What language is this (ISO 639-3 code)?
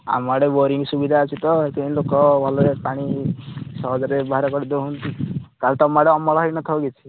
ori